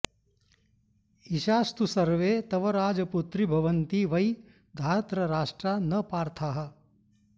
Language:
Sanskrit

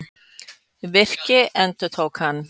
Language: Icelandic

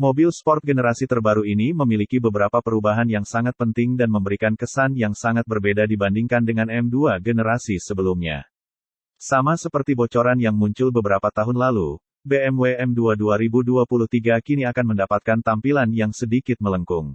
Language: Indonesian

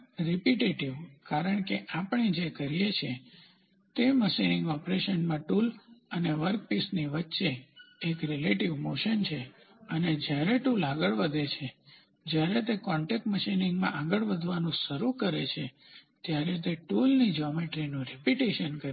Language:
Gujarati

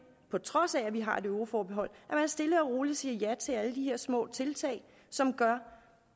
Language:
Danish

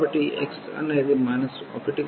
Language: Telugu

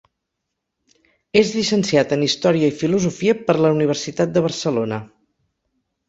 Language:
Catalan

